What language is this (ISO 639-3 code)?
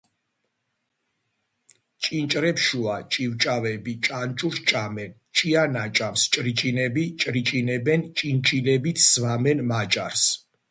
kat